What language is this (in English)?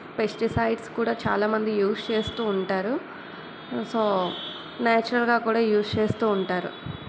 Telugu